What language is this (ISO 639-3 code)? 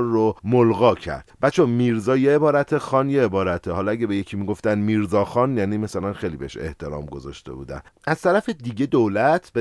fas